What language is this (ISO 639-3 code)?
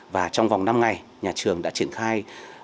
vie